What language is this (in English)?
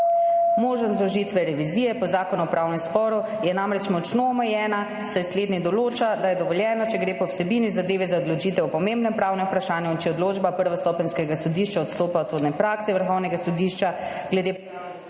Slovenian